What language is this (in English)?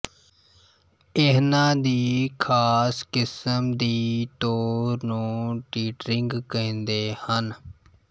Punjabi